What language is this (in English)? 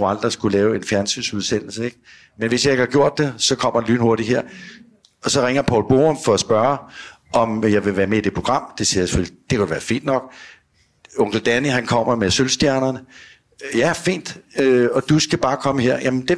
Danish